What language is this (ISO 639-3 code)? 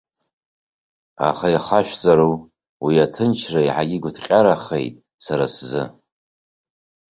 abk